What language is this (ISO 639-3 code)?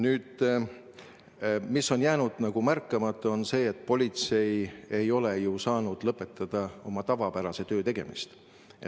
est